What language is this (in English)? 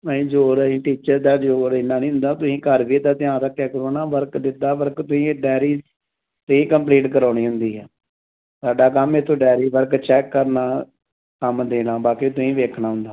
Punjabi